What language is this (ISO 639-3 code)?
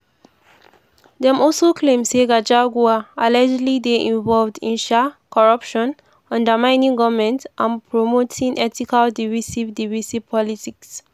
pcm